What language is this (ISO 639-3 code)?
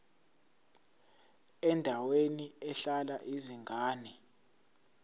zul